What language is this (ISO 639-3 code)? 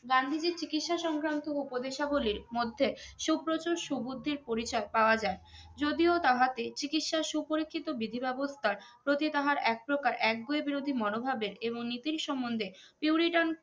ben